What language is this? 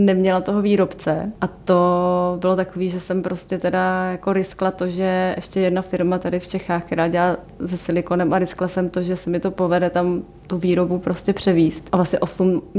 Czech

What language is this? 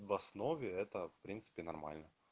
Russian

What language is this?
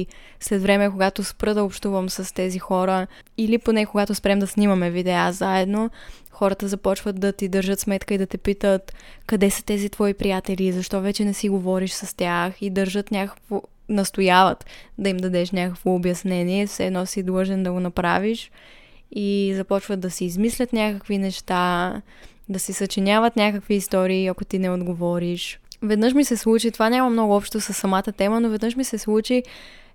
Bulgarian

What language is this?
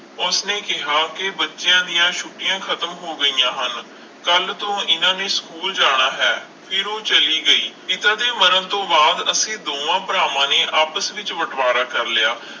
Punjabi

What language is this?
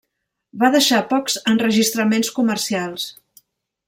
Catalan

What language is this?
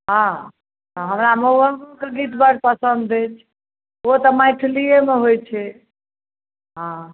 Maithili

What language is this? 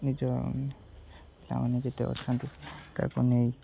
Odia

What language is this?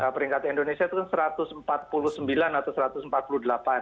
Indonesian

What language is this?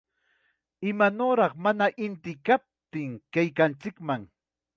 Chiquián Ancash Quechua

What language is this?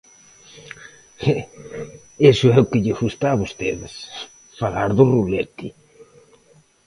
Galician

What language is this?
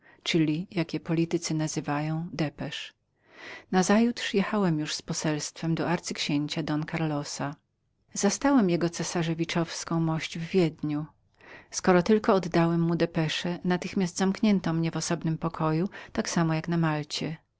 Polish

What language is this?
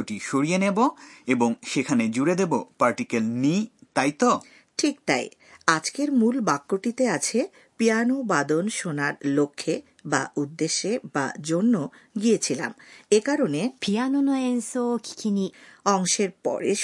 Bangla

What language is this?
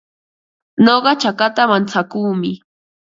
Ambo-Pasco Quechua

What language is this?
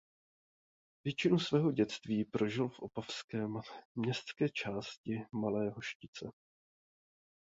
Czech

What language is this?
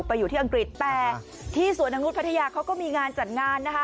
Thai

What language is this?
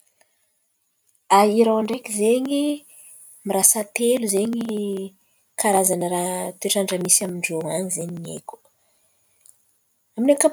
Antankarana Malagasy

